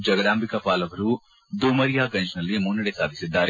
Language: Kannada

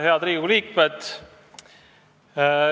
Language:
Estonian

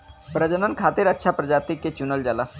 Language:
Bhojpuri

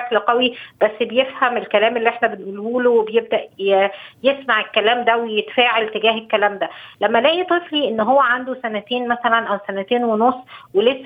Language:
Arabic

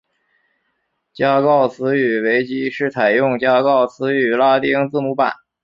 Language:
Chinese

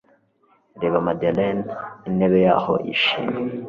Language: Kinyarwanda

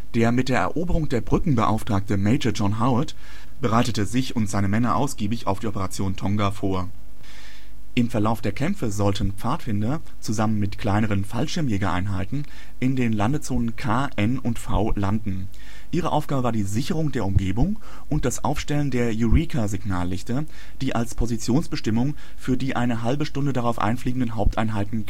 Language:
German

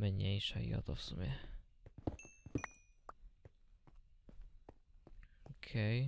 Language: Polish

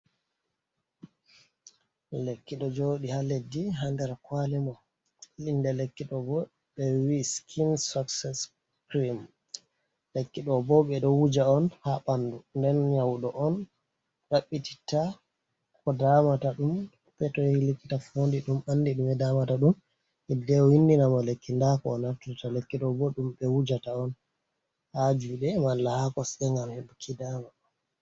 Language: Fula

